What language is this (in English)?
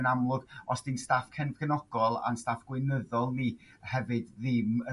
Welsh